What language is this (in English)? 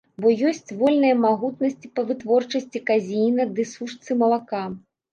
Belarusian